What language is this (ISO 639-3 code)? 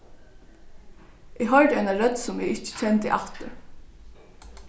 fao